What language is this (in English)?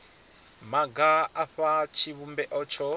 Venda